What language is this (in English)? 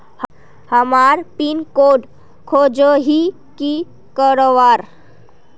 Magahi